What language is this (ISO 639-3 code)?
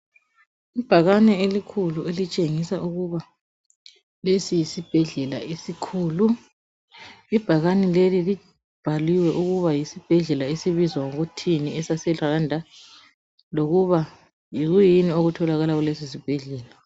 nde